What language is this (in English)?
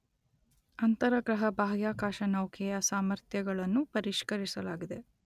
Kannada